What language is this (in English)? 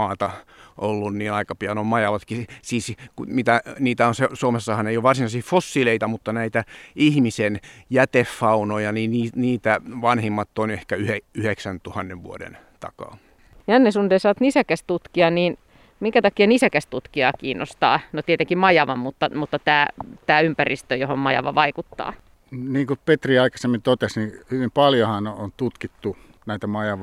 Finnish